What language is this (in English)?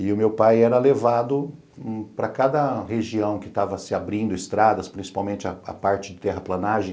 Portuguese